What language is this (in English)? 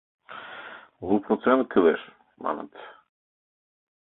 Mari